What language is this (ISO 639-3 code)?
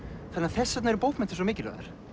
isl